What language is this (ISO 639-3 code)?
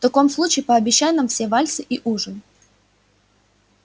rus